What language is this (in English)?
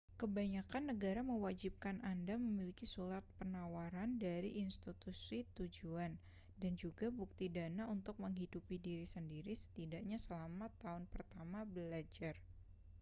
Indonesian